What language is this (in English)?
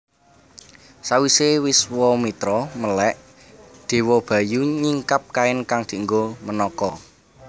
Javanese